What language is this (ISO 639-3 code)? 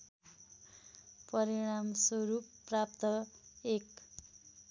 nep